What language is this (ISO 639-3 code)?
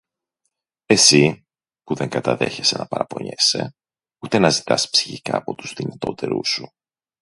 ell